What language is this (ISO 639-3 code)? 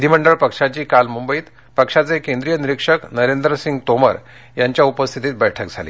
mar